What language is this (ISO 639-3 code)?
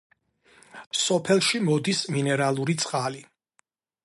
kat